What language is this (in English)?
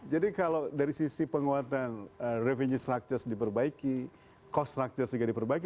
Indonesian